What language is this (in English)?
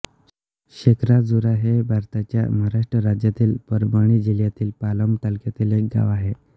Marathi